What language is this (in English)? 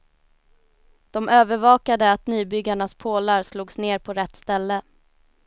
Swedish